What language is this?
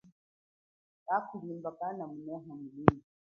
Chokwe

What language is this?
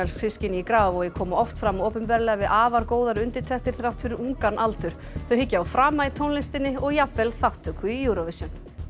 Icelandic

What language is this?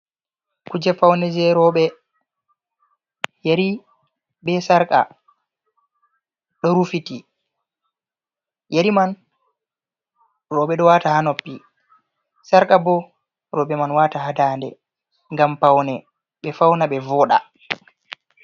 Fula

